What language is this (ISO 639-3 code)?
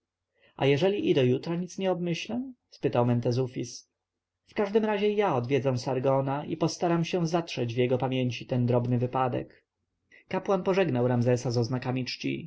pol